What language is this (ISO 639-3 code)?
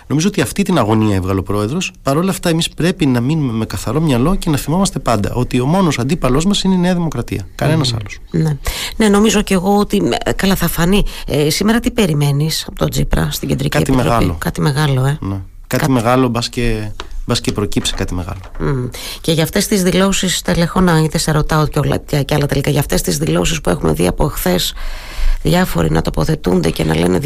ell